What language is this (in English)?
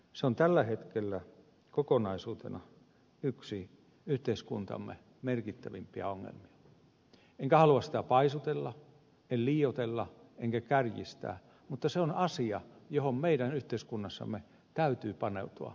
Finnish